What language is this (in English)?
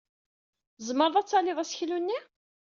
Kabyle